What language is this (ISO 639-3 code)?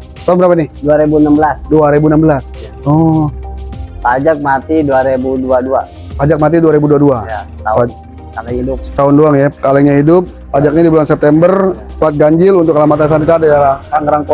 ind